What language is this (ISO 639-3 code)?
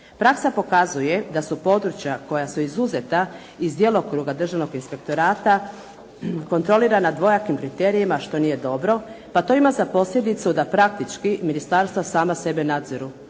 hrv